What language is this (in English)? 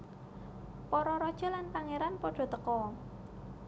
Javanese